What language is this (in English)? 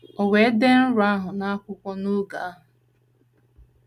Igbo